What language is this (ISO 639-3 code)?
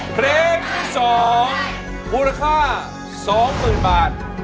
tha